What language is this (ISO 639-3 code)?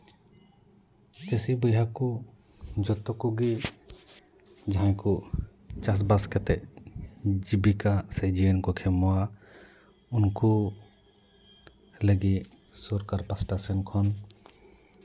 sat